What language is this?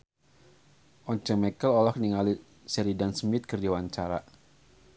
Sundanese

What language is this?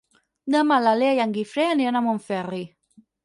Catalan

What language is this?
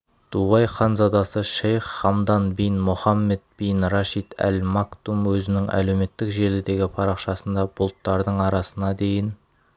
Kazakh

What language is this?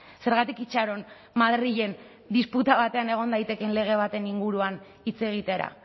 Basque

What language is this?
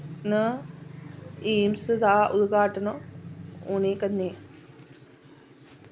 Dogri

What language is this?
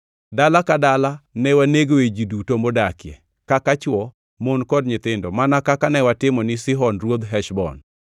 Luo (Kenya and Tanzania)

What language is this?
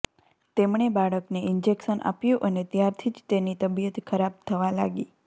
Gujarati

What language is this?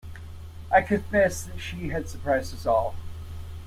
English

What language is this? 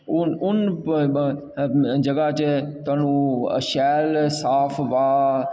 Dogri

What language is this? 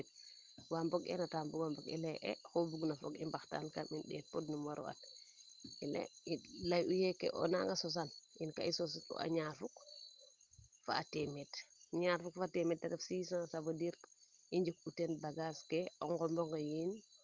Serer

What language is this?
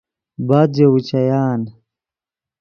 Yidgha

